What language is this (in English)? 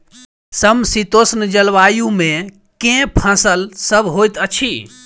Maithili